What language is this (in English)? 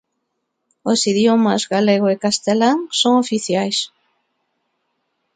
Galician